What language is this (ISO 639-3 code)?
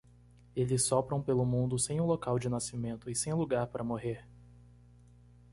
por